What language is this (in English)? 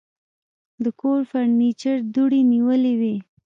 Pashto